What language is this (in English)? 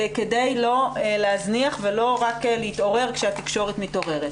Hebrew